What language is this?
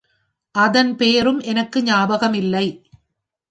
Tamil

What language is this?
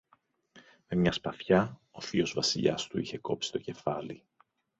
Greek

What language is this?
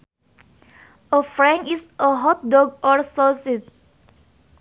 Sundanese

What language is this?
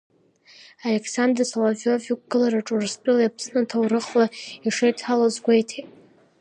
Abkhazian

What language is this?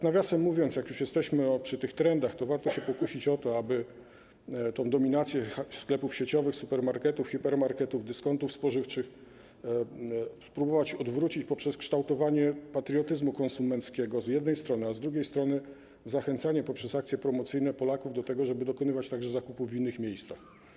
Polish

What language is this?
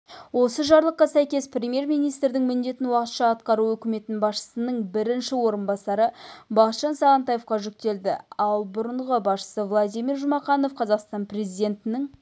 Kazakh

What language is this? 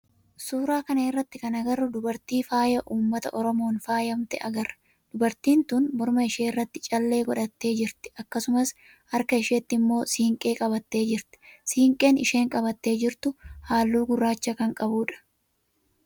Oromo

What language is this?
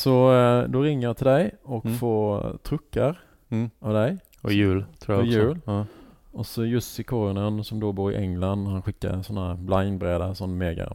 Swedish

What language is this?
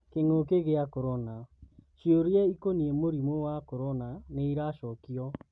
Kikuyu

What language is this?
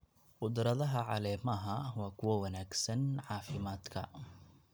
Somali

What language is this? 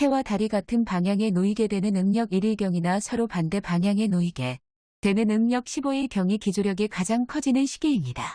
Korean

